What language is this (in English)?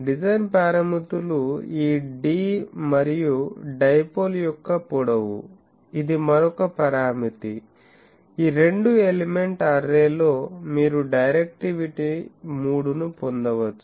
Telugu